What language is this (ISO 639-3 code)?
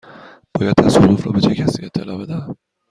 fas